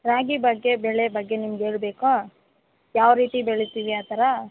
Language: Kannada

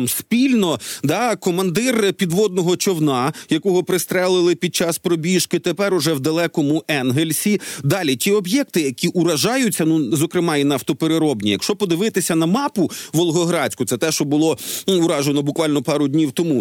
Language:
Ukrainian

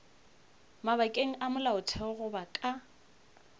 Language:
Northern Sotho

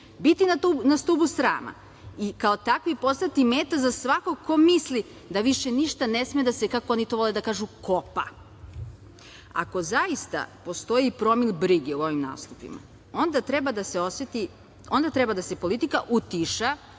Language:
Serbian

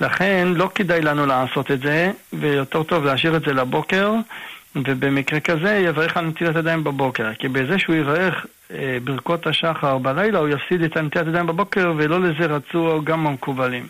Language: Hebrew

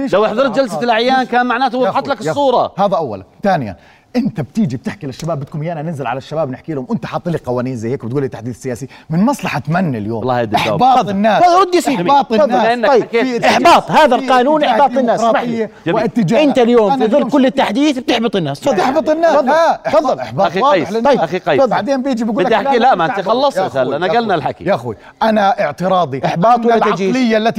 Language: Arabic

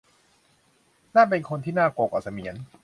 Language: Thai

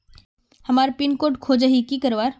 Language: Magahi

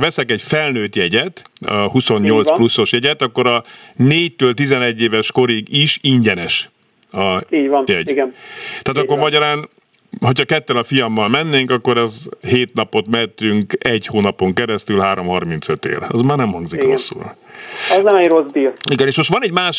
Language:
Hungarian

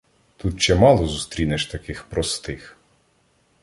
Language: Ukrainian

